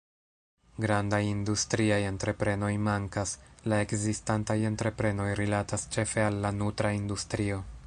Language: Esperanto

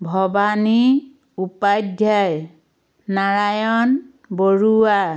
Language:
Assamese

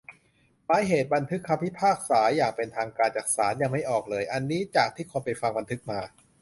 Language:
Thai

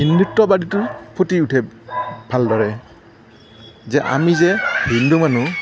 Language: Assamese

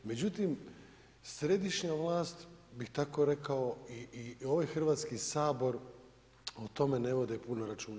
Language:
Croatian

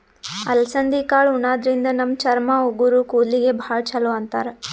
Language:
Kannada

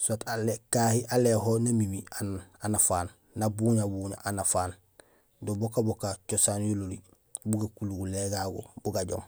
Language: Gusilay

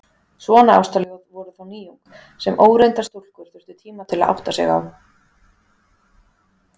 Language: Icelandic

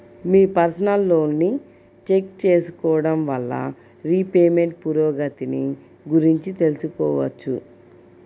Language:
Telugu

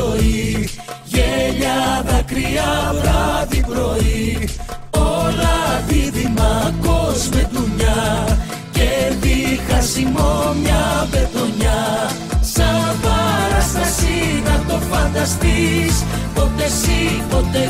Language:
Greek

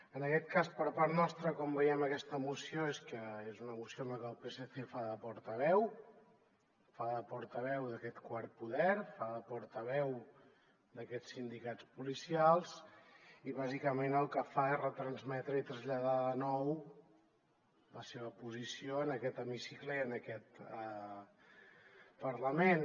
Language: Catalan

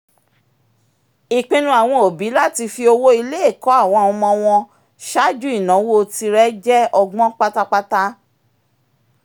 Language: Yoruba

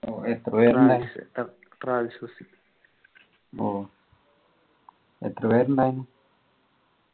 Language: Malayalam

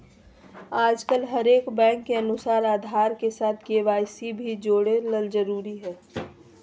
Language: Magahi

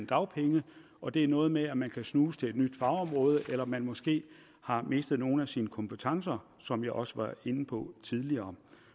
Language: Danish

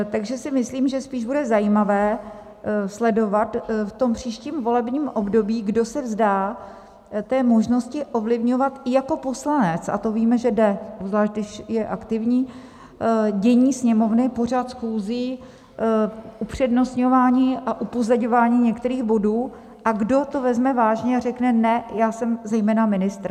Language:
Czech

